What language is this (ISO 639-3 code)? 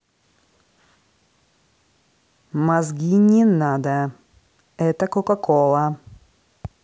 rus